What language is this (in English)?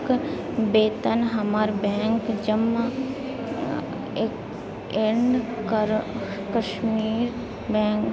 Maithili